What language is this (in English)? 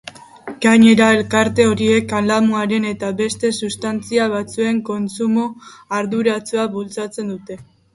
Basque